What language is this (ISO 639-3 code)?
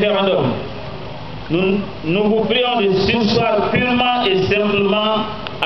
fra